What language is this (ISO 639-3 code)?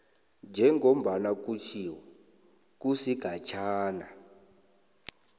nbl